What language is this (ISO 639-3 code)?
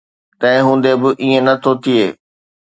snd